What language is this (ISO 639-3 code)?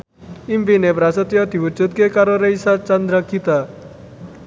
jav